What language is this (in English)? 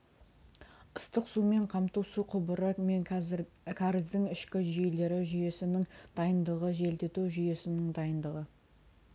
Kazakh